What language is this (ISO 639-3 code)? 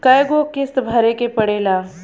bho